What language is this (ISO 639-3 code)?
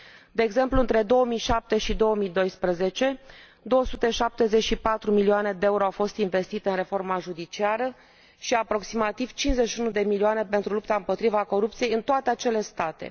ron